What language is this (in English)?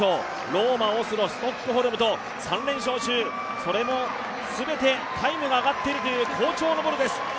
Japanese